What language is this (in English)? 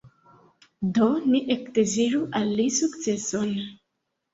Esperanto